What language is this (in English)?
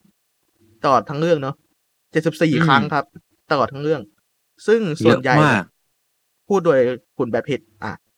Thai